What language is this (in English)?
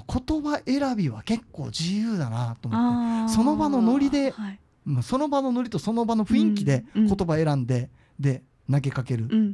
Japanese